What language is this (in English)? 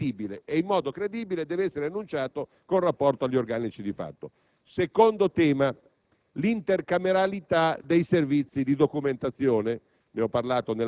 Italian